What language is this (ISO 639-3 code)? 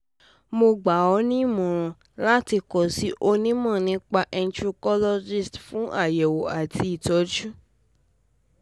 yor